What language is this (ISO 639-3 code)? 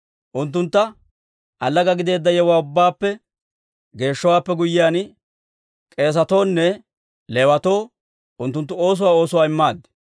dwr